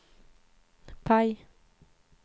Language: Swedish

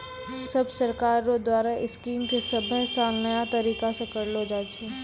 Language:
Maithili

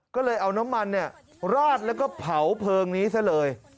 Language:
Thai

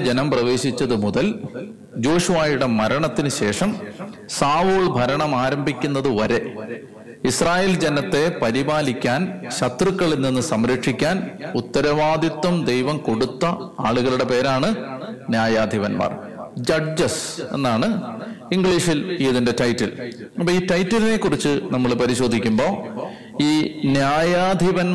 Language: Malayalam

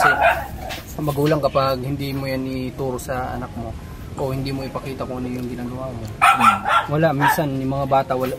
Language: Filipino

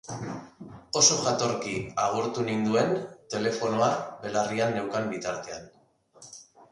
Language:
Basque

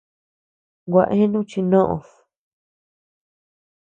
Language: Tepeuxila Cuicatec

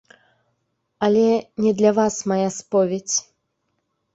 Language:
Belarusian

